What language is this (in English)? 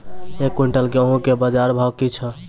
Maithili